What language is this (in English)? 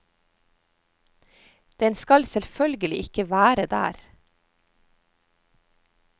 Norwegian